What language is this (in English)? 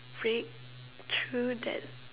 English